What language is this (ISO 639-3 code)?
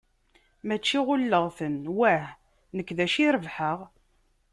kab